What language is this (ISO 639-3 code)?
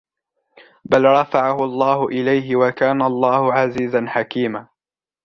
ara